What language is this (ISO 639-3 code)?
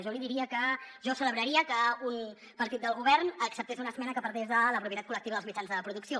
cat